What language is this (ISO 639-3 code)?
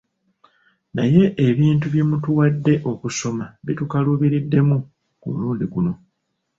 lug